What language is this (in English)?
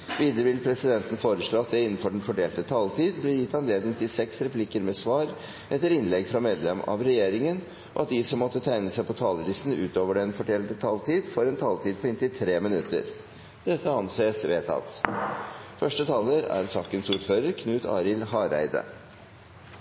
Norwegian